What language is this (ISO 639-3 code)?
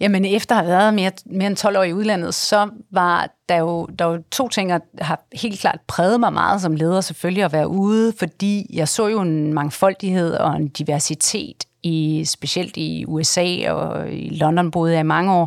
dan